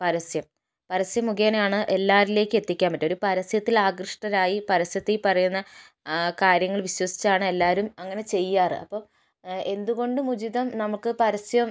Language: Malayalam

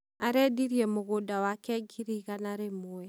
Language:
Kikuyu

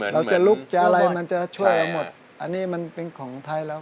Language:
Thai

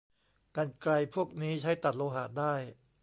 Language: Thai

